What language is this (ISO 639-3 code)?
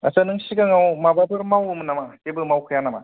brx